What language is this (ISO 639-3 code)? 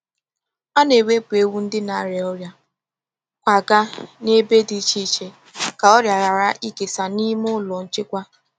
ibo